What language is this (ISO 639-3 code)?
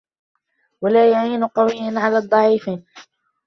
ara